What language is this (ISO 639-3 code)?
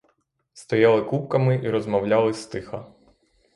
ukr